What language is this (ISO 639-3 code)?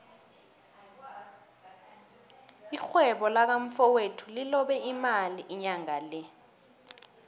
nbl